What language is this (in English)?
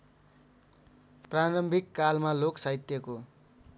Nepali